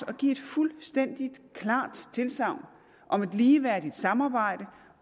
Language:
Danish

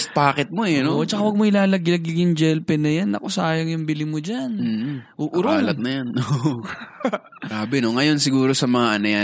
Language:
Filipino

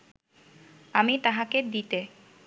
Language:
Bangla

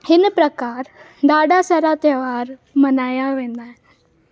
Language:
Sindhi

